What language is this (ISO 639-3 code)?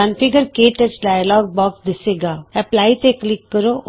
pan